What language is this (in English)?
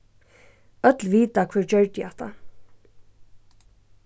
Faroese